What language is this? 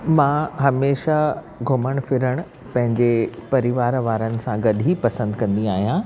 Sindhi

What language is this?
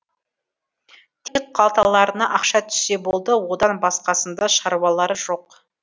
Kazakh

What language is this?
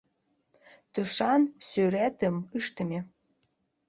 Mari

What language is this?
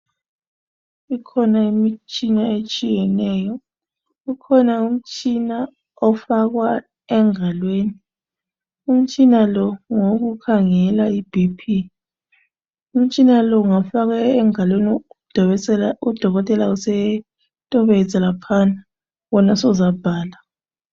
North Ndebele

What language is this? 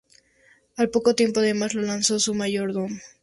Spanish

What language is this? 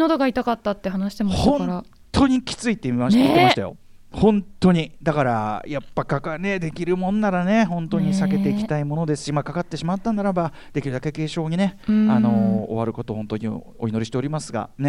Japanese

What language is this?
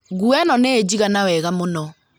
Kikuyu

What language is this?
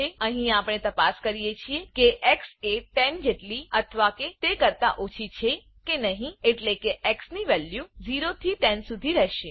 Gujarati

